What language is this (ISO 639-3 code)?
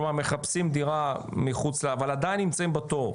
heb